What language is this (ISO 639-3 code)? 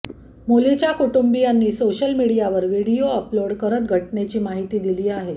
mar